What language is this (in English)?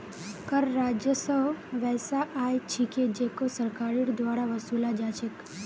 Magahi